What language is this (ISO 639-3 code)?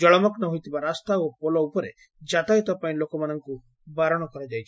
ori